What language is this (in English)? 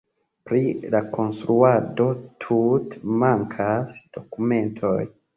Esperanto